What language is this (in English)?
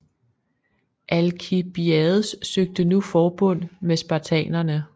Danish